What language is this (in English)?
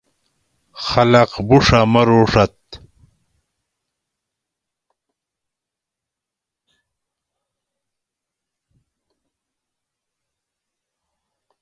Gawri